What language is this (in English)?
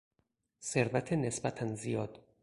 Persian